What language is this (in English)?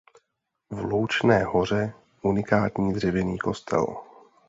Czech